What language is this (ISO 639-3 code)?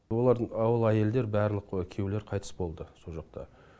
kaz